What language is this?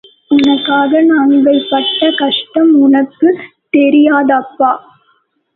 Tamil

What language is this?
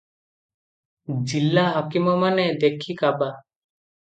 Odia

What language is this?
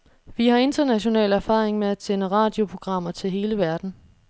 Danish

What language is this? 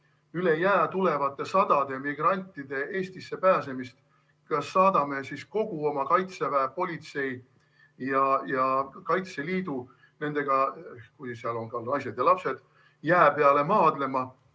Estonian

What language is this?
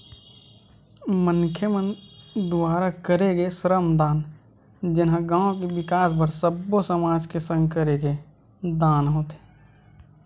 Chhattisgarhi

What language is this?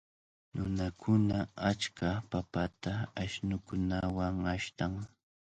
Cajatambo North Lima Quechua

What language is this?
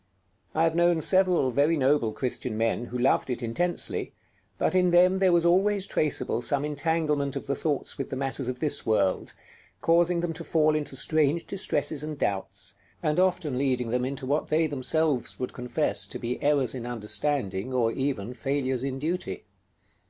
English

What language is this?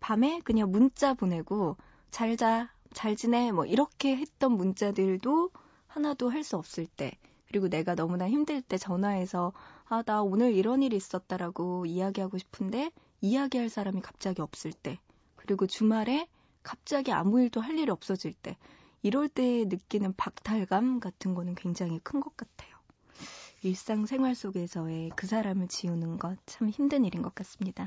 Korean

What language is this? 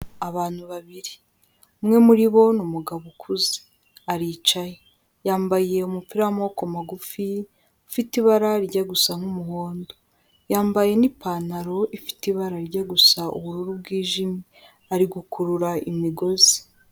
Kinyarwanda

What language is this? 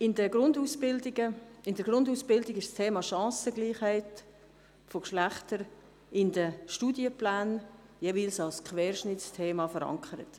Swiss German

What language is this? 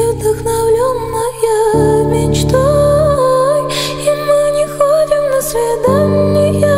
Russian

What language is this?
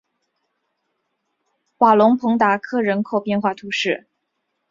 Chinese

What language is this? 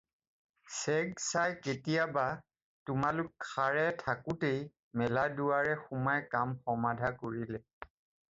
Assamese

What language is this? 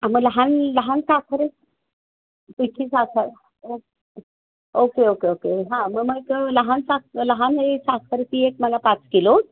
Marathi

